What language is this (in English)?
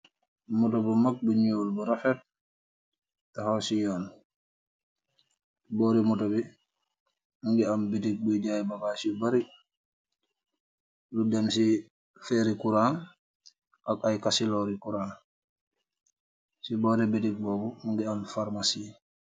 Wolof